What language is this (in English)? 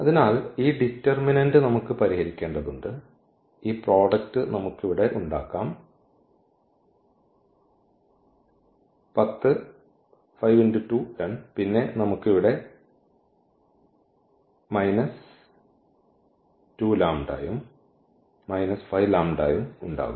Malayalam